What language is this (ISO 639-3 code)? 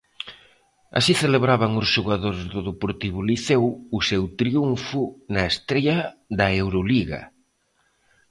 glg